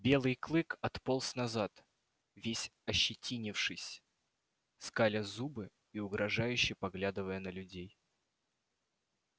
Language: Russian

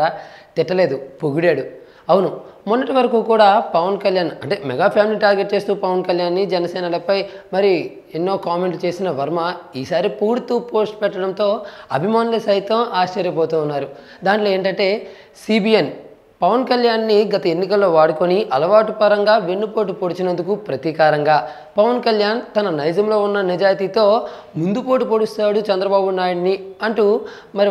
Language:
Telugu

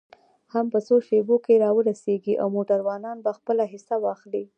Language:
Pashto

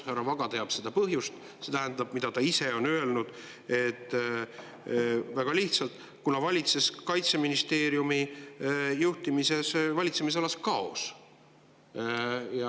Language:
Estonian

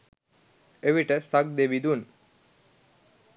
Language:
Sinhala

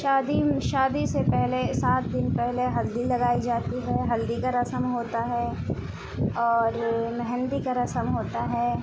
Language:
Urdu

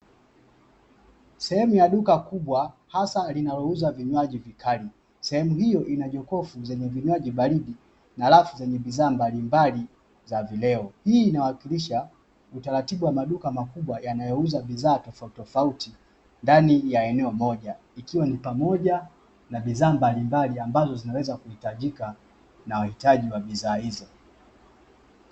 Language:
Swahili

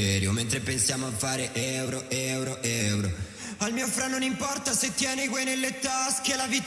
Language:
Italian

